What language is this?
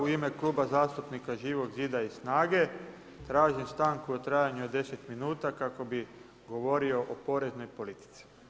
Croatian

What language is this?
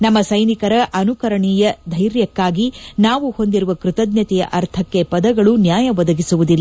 Kannada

